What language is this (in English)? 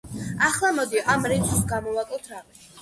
Georgian